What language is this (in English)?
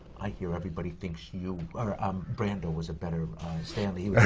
English